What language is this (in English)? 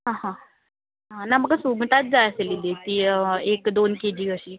Konkani